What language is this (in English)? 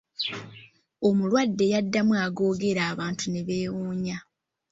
Ganda